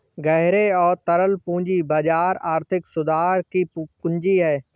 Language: Hindi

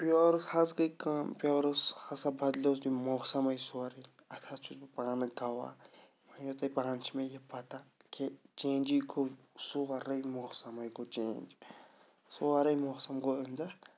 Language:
Kashmiri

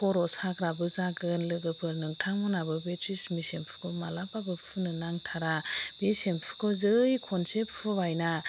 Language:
Bodo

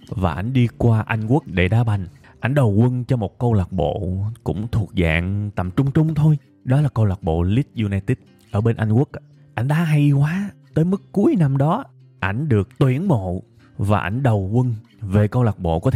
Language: Vietnamese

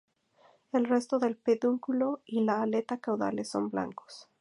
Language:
Spanish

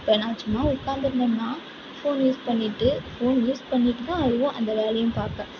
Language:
Tamil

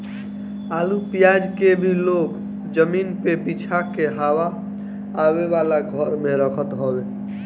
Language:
Bhojpuri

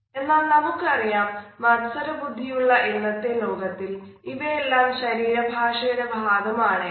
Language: Malayalam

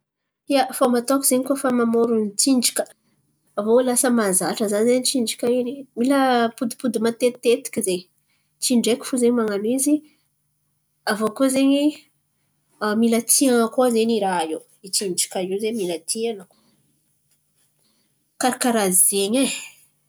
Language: Antankarana Malagasy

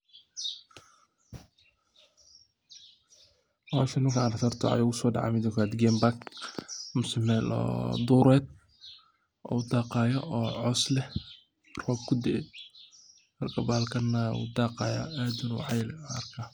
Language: Somali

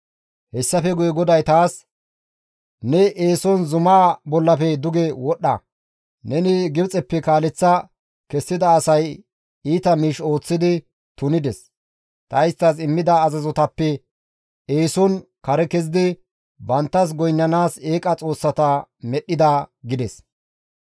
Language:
Gamo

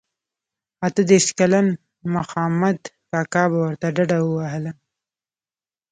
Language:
Pashto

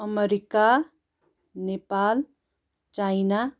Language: Nepali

